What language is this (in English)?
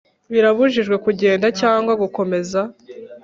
Kinyarwanda